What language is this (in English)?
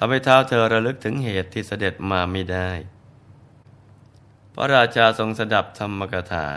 Thai